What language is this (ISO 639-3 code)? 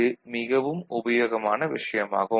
tam